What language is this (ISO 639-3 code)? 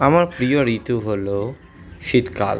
ben